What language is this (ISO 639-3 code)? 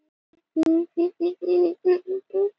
isl